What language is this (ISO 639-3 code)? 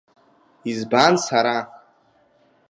abk